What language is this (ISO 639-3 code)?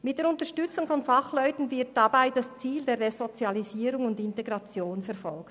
gsw